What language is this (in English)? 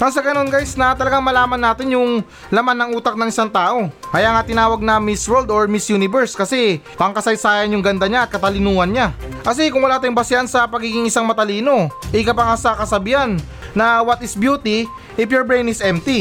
Filipino